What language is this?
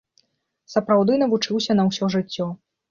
Belarusian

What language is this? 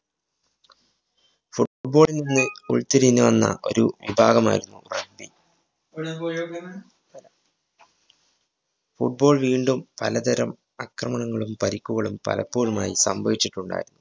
Malayalam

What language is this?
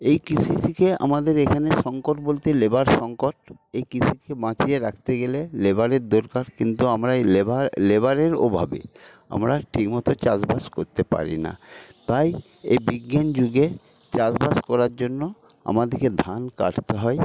Bangla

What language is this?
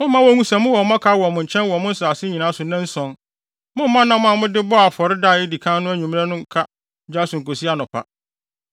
Akan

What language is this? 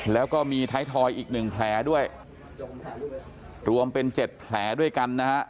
Thai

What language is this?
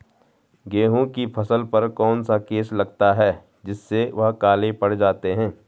Hindi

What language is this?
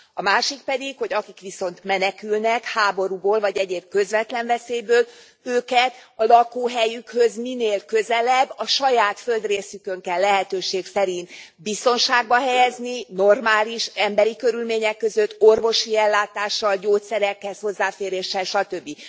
Hungarian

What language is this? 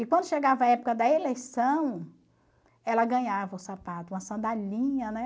Portuguese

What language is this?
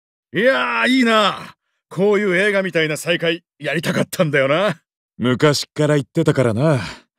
Japanese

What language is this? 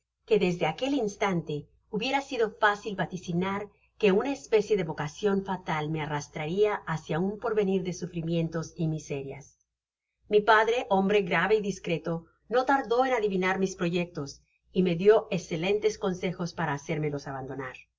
Spanish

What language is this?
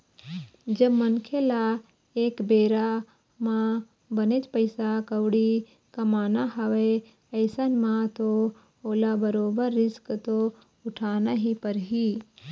Chhattisgarhi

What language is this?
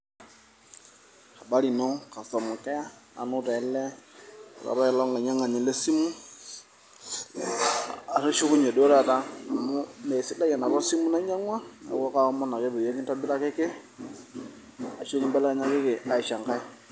Masai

